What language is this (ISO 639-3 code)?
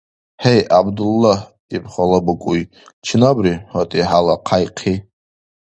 dar